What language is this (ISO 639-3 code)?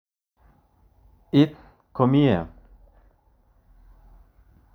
kln